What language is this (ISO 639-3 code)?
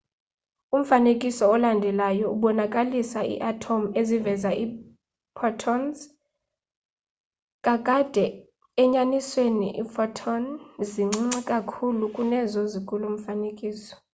xho